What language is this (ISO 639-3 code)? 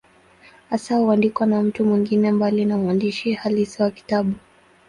swa